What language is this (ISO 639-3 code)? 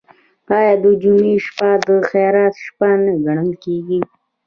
pus